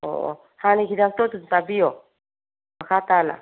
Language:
Manipuri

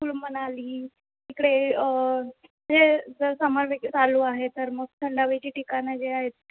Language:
Marathi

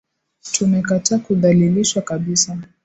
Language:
Swahili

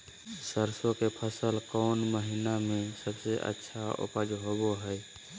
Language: Magahi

